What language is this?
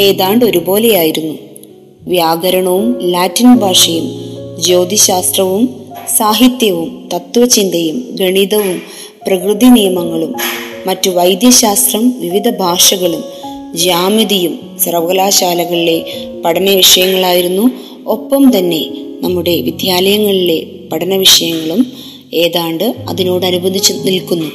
Malayalam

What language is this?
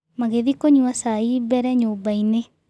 Kikuyu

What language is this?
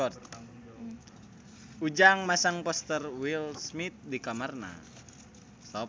Sundanese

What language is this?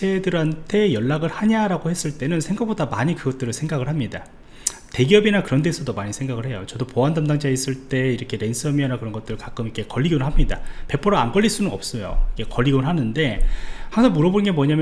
Korean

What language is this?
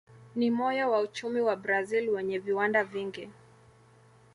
Swahili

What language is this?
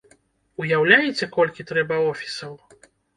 Belarusian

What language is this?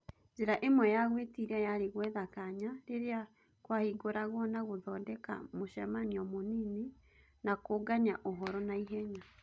Kikuyu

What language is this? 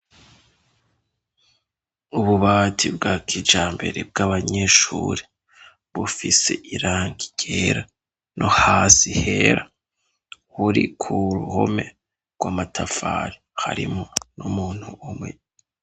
Rundi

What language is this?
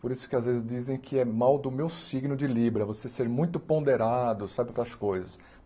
Portuguese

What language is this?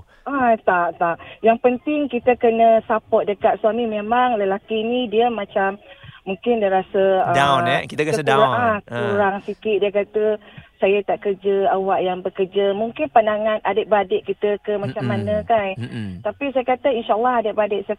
Malay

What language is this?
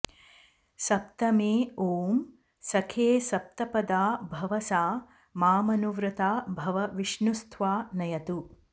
Sanskrit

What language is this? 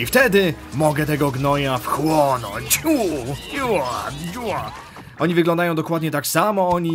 Polish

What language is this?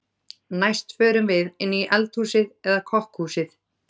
Icelandic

